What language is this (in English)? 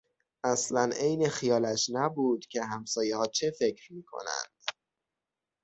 Persian